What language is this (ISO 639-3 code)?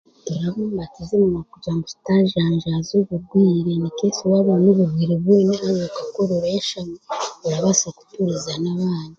cgg